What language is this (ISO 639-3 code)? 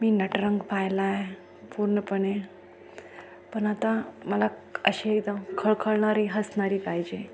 mar